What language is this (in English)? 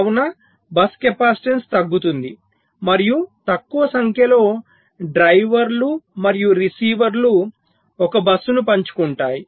Telugu